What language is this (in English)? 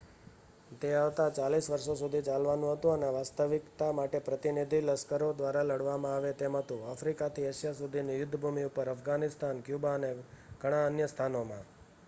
Gujarati